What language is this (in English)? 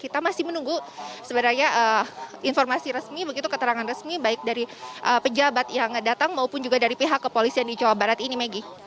Indonesian